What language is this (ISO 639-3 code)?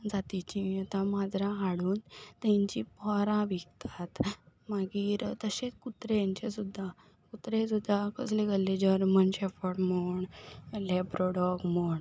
kok